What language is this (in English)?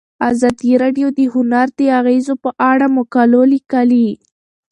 Pashto